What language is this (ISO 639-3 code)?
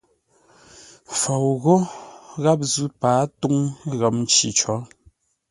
nla